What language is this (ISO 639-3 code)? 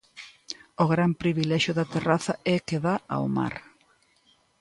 glg